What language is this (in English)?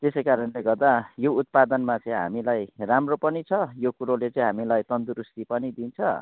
Nepali